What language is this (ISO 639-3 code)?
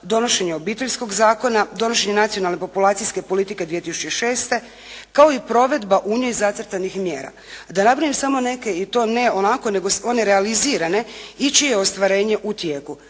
hrv